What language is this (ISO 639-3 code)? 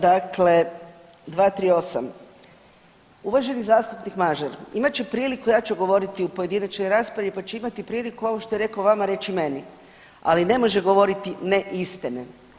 hrv